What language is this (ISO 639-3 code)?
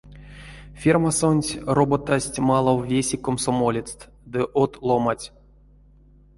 myv